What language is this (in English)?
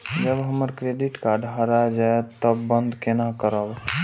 Maithili